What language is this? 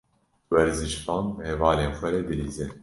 Kurdish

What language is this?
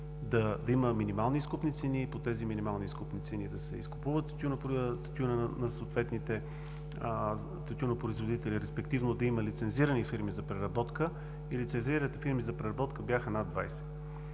Bulgarian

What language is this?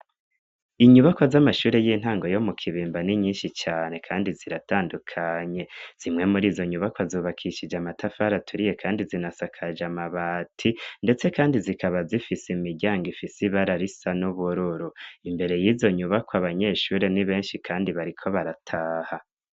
Rundi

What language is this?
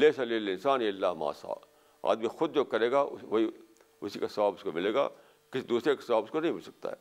Urdu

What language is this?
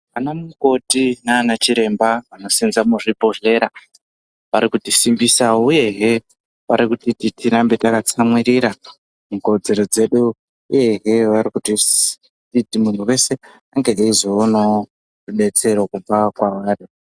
Ndau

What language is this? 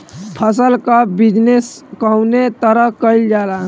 Bhojpuri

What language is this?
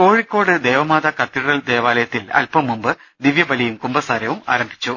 Malayalam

